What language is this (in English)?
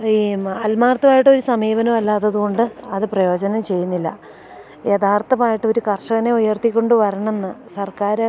Malayalam